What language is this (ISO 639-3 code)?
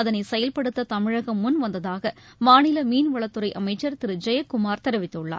tam